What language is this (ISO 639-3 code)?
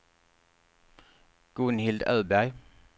swe